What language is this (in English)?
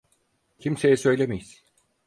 Turkish